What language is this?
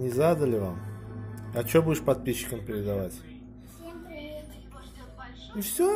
Russian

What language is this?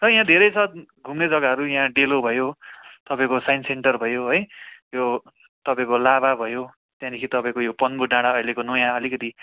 Nepali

